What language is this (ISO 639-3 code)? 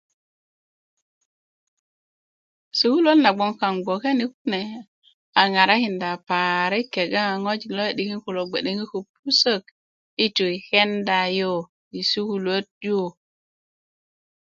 ukv